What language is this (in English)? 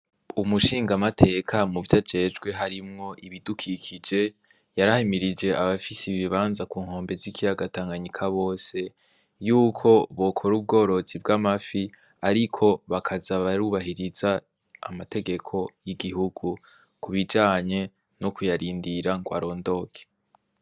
Rundi